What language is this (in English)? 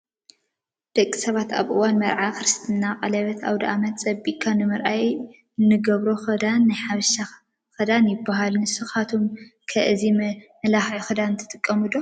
Tigrinya